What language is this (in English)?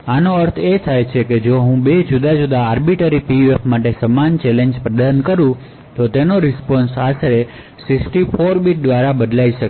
Gujarati